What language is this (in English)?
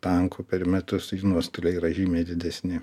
Lithuanian